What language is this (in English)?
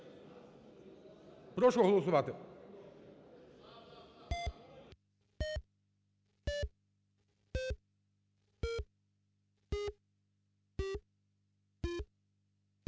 Ukrainian